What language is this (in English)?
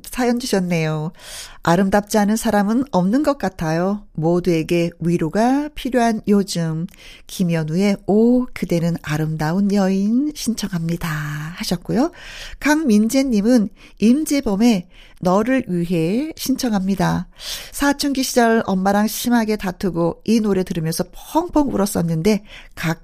Korean